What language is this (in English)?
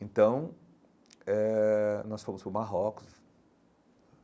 Portuguese